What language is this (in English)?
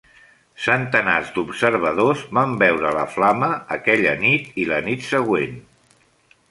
Catalan